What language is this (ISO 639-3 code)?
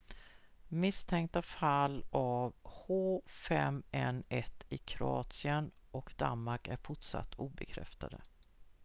swe